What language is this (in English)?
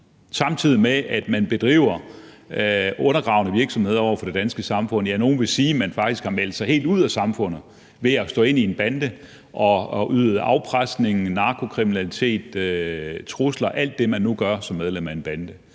Danish